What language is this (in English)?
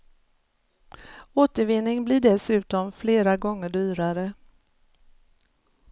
Swedish